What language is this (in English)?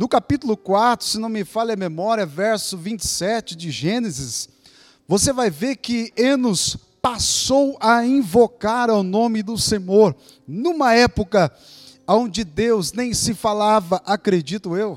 Portuguese